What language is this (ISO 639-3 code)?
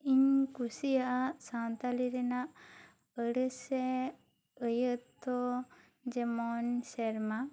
sat